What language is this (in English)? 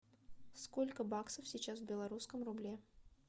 Russian